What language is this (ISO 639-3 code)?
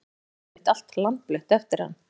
isl